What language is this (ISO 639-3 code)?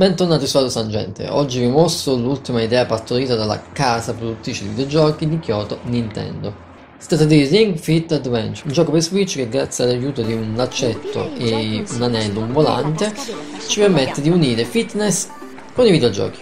ita